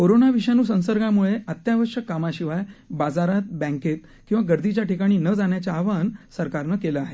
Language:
Marathi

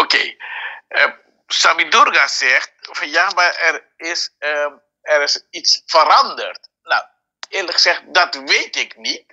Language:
Dutch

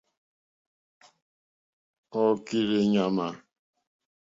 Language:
Mokpwe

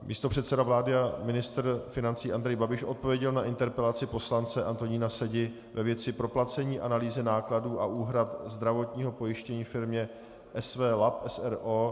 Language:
Czech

